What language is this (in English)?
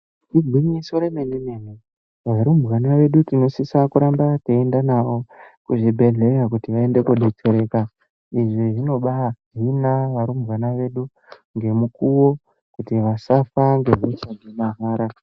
Ndau